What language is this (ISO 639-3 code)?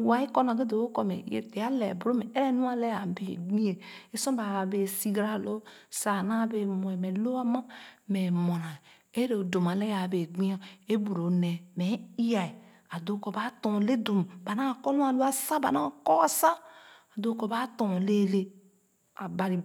ogo